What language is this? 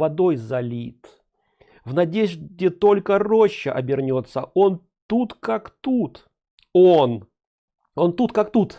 Russian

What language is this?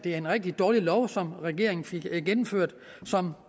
Danish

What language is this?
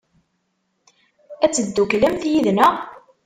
Kabyle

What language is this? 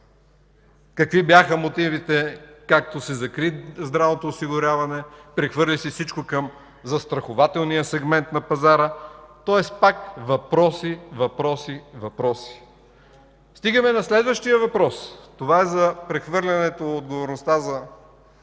Bulgarian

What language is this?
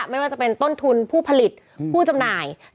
Thai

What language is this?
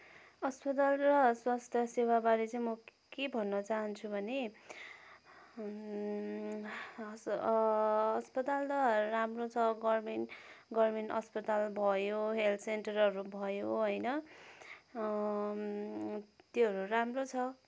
Nepali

